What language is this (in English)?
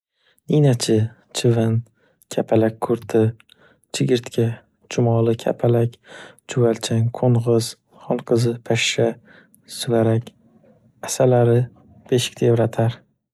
Uzbek